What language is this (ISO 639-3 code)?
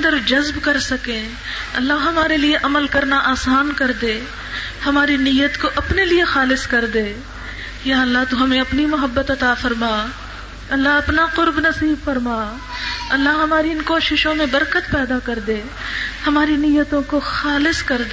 urd